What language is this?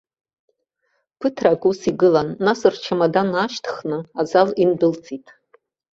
Abkhazian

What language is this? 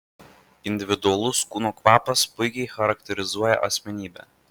Lithuanian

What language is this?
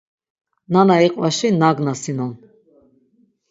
Laz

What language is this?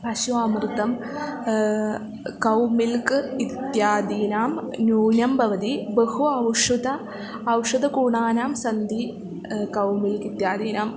Sanskrit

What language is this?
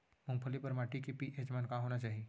Chhattisgarhi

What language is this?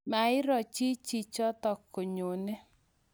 Kalenjin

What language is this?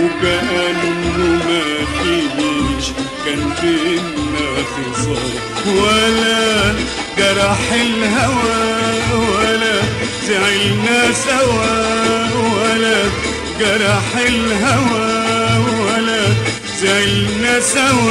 Arabic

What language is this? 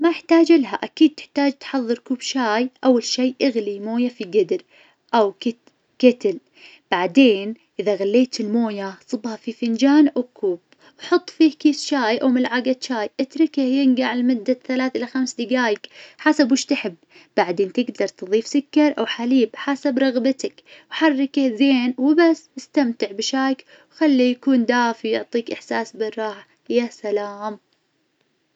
Najdi Arabic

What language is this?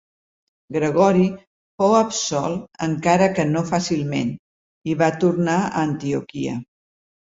Catalan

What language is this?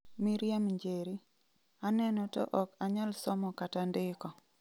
Luo (Kenya and Tanzania)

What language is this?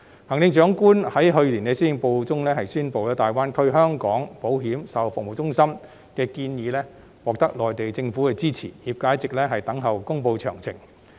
Cantonese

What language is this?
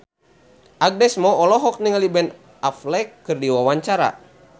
Sundanese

